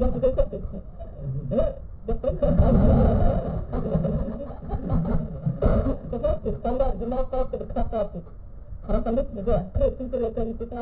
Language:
Bulgarian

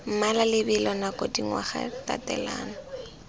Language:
Tswana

